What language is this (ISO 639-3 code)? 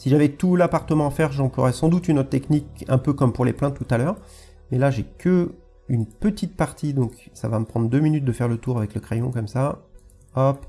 fra